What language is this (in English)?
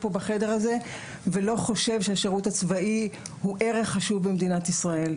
Hebrew